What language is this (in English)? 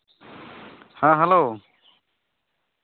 Santali